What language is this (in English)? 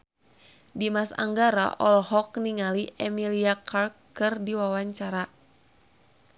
Sundanese